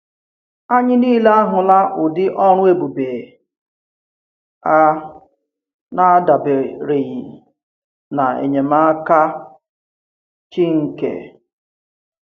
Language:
Igbo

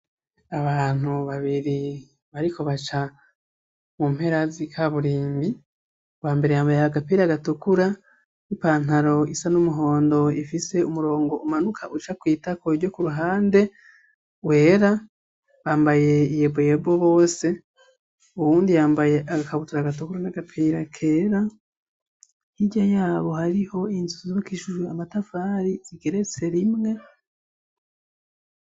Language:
Rundi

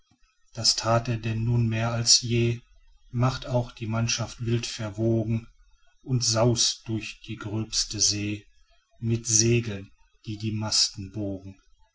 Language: German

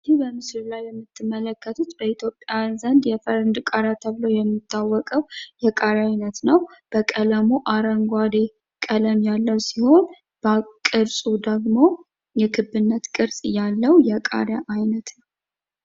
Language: Amharic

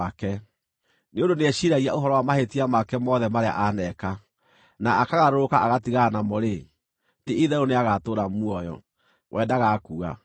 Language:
Kikuyu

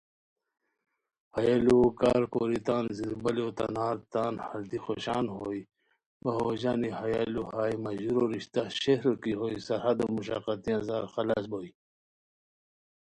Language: Khowar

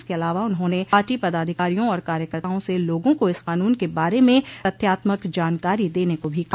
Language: Hindi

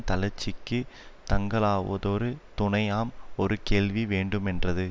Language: Tamil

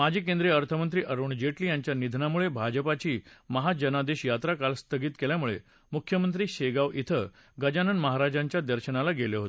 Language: Marathi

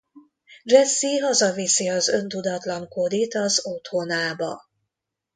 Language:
Hungarian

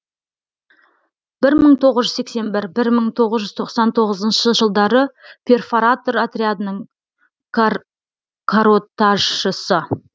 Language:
Kazakh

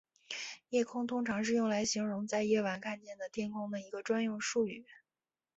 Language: Chinese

